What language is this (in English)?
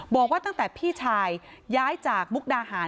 Thai